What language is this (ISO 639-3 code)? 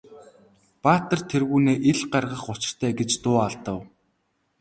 mon